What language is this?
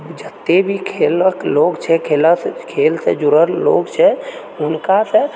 Maithili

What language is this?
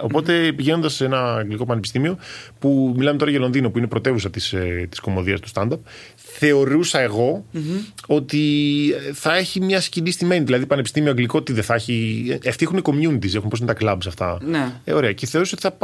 Greek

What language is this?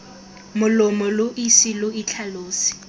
Tswana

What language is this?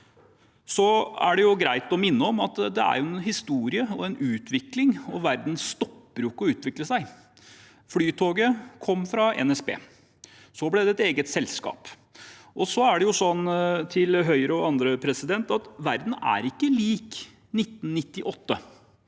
Norwegian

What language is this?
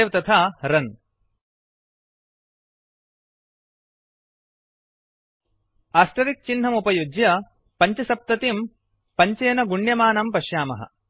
Sanskrit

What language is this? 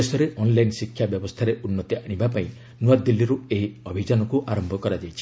Odia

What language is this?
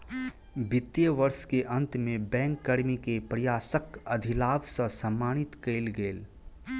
Maithili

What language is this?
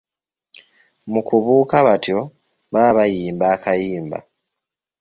Ganda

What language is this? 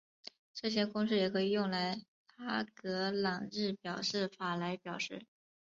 Chinese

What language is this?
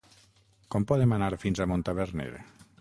Catalan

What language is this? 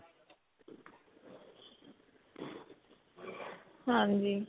Punjabi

